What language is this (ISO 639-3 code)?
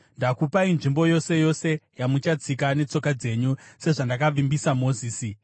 sna